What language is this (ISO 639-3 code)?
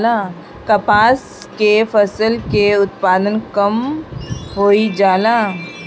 bho